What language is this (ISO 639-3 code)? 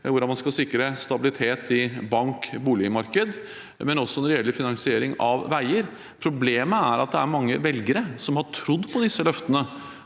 nor